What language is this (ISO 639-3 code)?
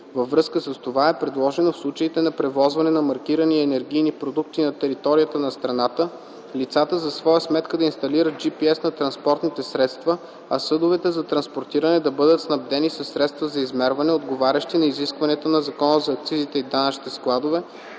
bul